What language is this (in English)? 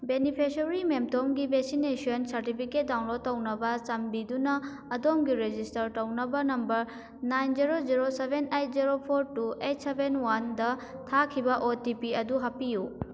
Manipuri